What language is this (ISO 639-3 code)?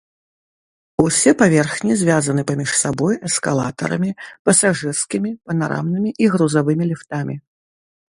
bel